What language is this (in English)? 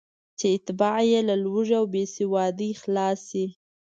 Pashto